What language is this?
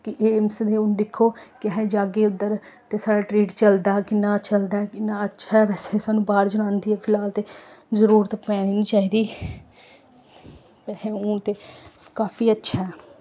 Dogri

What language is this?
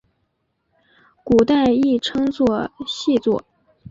Chinese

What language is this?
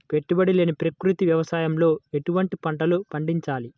Telugu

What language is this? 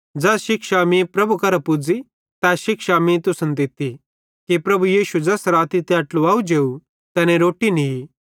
Bhadrawahi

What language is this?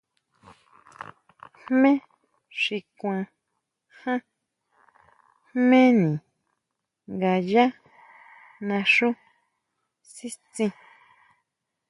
Huautla Mazatec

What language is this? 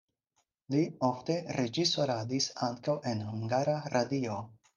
Esperanto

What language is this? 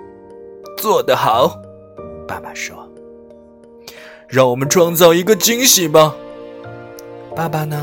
Chinese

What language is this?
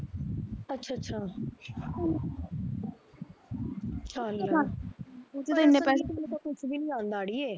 Punjabi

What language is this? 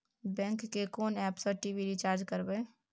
Maithili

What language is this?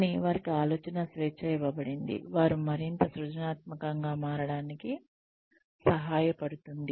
Telugu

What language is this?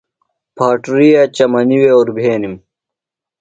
Phalura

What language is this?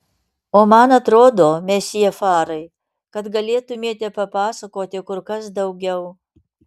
Lithuanian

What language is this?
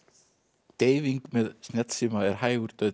Icelandic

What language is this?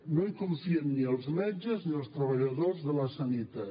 Catalan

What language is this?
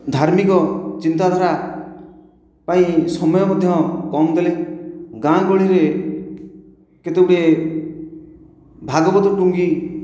Odia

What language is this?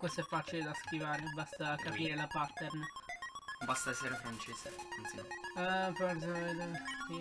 Italian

